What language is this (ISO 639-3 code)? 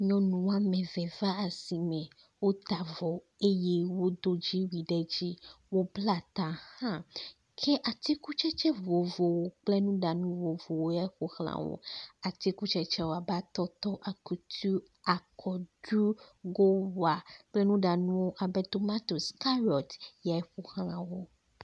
ewe